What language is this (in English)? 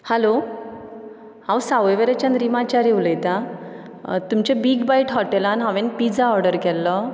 Konkani